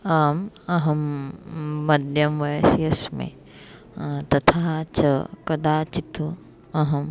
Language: Sanskrit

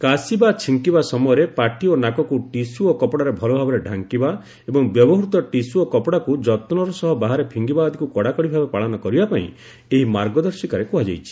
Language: Odia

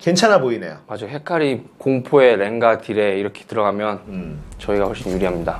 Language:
Korean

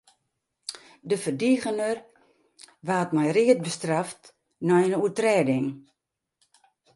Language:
Western Frisian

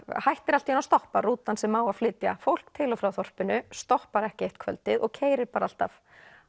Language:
Icelandic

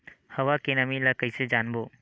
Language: Chhattisgarhi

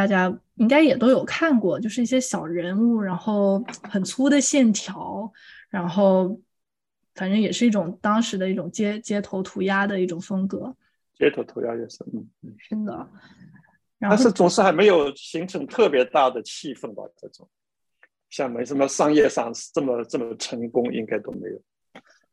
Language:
Chinese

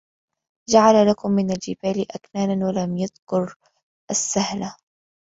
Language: Arabic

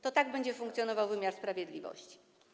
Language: Polish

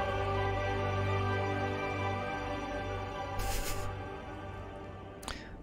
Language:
Korean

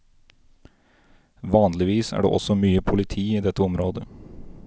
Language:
Norwegian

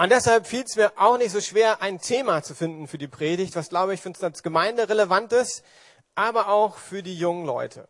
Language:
German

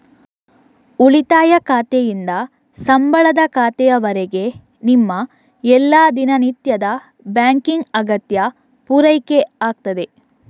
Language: Kannada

